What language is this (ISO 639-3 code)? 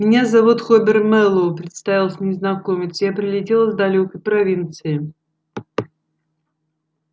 rus